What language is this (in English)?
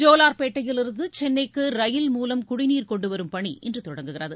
Tamil